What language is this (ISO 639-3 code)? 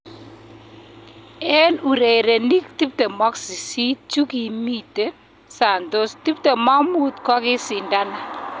kln